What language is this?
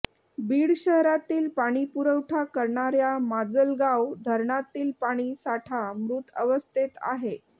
Marathi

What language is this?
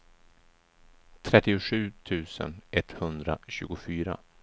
Swedish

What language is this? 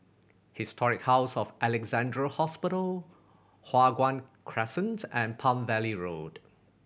English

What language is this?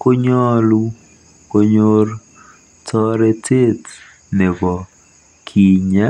Kalenjin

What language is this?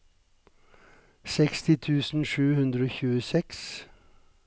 Norwegian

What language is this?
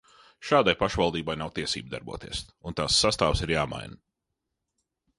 Latvian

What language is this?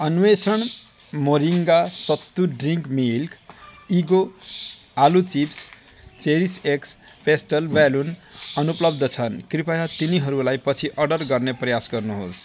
Nepali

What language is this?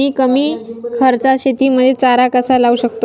Marathi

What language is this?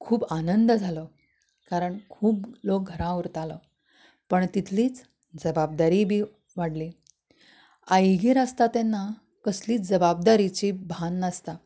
Konkani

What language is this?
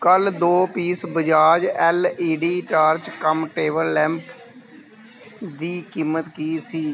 Punjabi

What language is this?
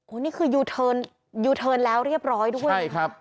Thai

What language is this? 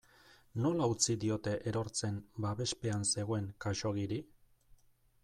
Basque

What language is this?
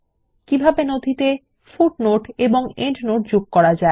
Bangla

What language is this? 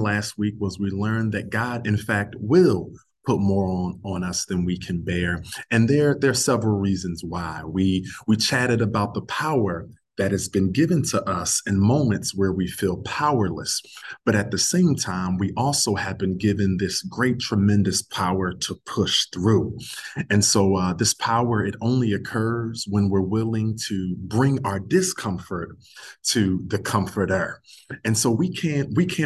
English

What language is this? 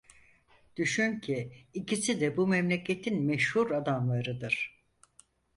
Turkish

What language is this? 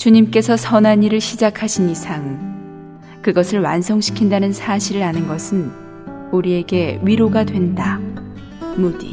Korean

